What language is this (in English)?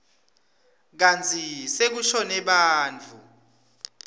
Swati